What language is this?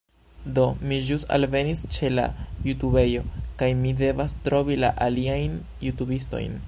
Esperanto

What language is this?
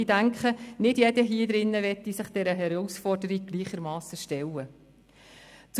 Swiss German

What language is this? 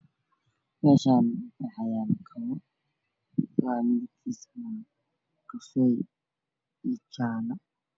Somali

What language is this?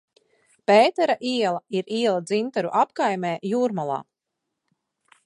Latvian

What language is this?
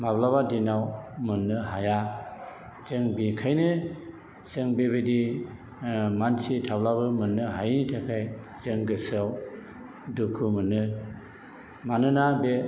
Bodo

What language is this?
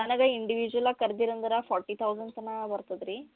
Kannada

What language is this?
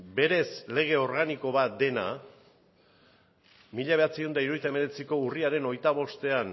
Basque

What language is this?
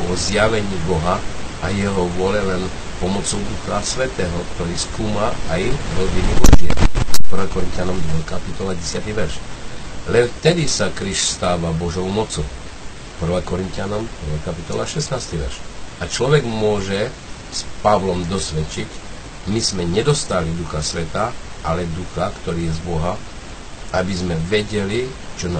Slovak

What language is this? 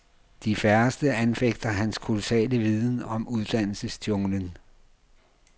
Danish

